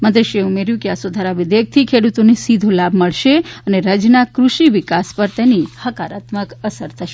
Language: Gujarati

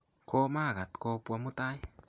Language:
Kalenjin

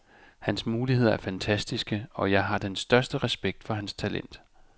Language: Danish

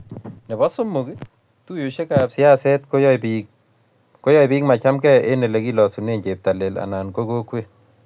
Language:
Kalenjin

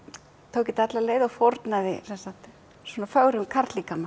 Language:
Icelandic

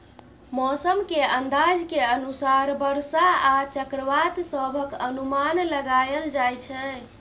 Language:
Maithili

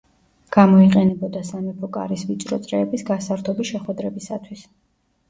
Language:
Georgian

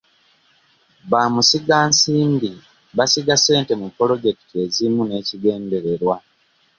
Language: Ganda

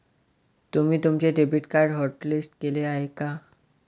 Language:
Marathi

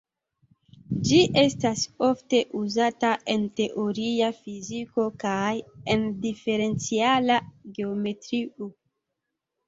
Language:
Esperanto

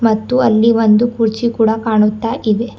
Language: Kannada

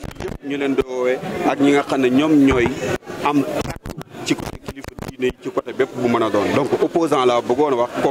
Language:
Indonesian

